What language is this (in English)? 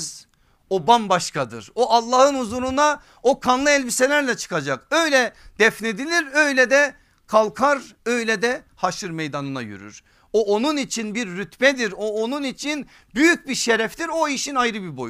Turkish